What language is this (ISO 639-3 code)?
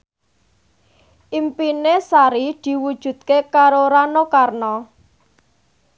jav